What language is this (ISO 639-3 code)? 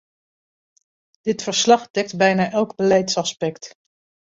nld